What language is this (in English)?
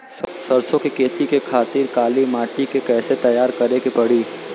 Bhojpuri